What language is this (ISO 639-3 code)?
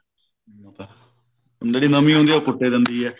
pan